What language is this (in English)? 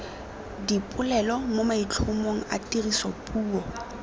Tswana